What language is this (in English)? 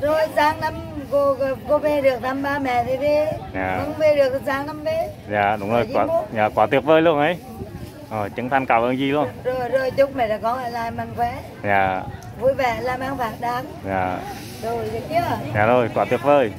Vietnamese